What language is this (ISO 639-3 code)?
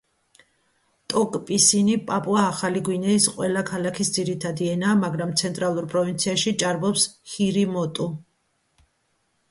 kat